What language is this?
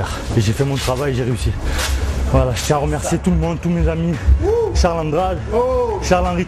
French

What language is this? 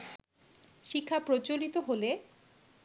Bangla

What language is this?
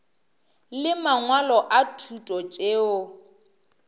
Northern Sotho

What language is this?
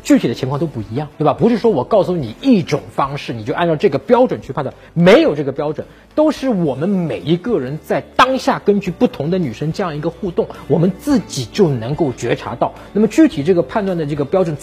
Chinese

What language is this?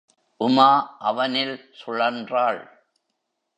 Tamil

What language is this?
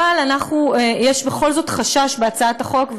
Hebrew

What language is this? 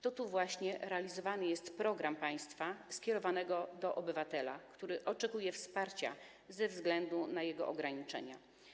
Polish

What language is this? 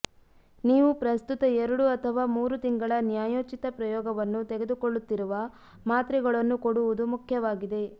Kannada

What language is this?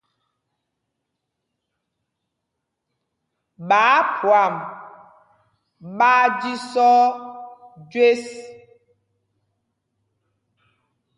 Mpumpong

